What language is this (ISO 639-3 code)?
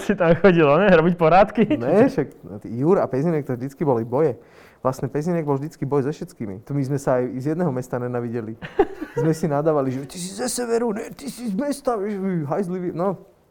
slk